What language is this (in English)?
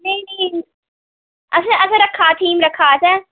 Dogri